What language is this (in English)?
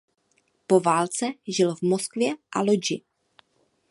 Czech